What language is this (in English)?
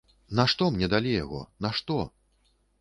Belarusian